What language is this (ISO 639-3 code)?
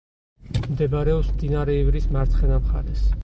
kat